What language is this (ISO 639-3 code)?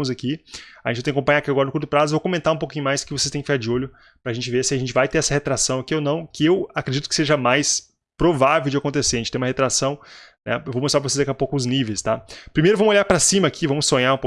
por